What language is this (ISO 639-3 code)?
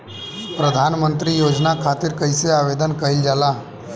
bho